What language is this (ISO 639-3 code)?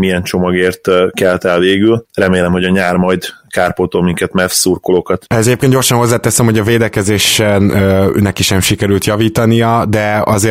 hun